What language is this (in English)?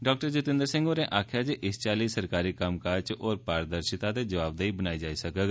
Dogri